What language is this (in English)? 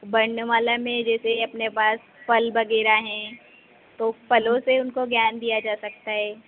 Hindi